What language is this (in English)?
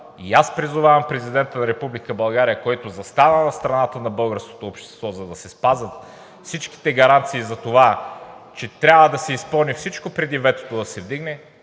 Bulgarian